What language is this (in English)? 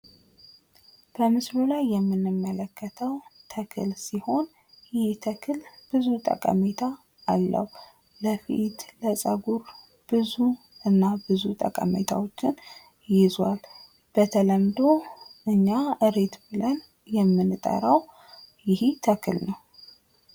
Amharic